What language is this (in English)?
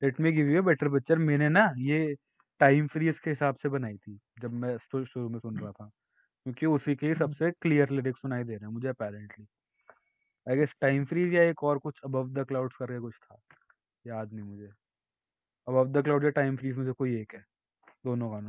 Hindi